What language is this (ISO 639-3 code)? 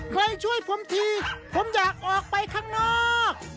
tha